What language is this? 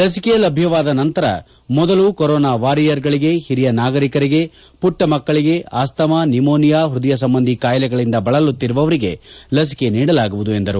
Kannada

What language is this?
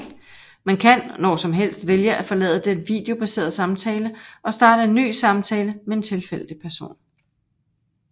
Danish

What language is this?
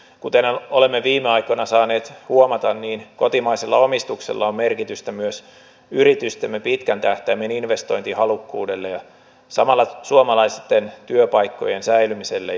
Finnish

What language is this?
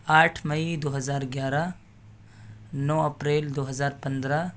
Urdu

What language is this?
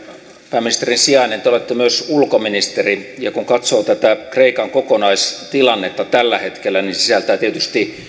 Finnish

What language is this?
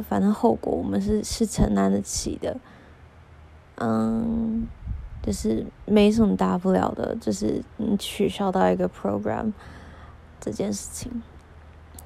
Chinese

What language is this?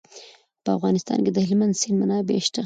Pashto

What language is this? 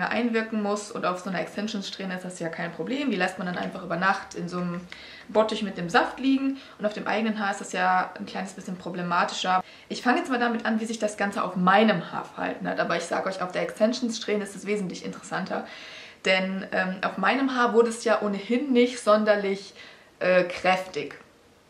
German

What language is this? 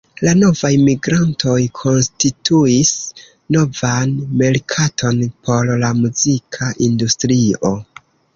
Esperanto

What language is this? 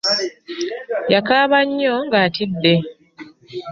Ganda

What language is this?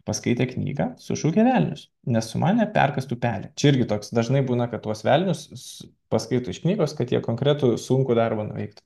Lithuanian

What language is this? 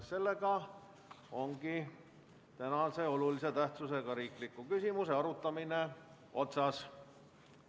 Estonian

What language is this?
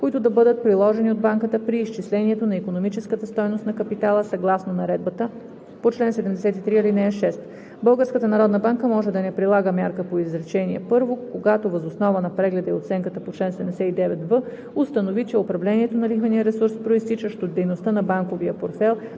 Bulgarian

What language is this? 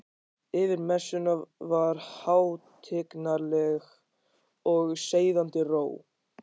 Icelandic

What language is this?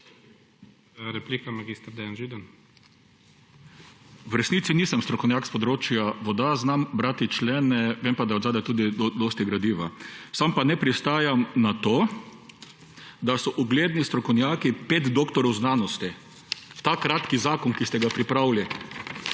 Slovenian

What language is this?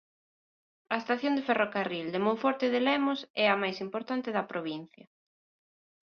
Galician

